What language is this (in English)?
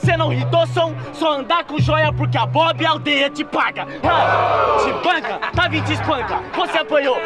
Portuguese